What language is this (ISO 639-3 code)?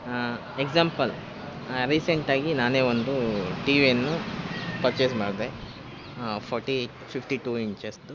kan